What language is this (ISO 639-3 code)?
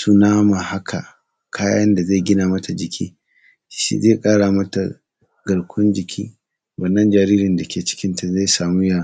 hau